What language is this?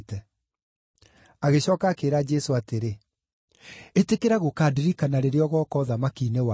Kikuyu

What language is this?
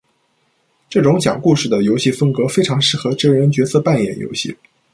Chinese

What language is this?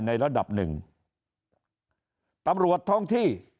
Thai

